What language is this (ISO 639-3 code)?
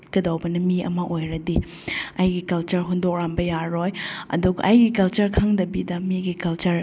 mni